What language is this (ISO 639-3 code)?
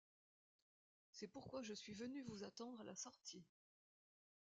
fra